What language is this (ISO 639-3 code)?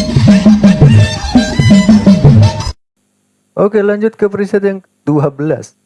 ind